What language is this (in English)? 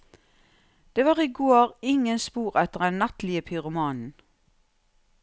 Norwegian